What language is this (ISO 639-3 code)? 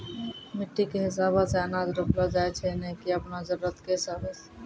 mai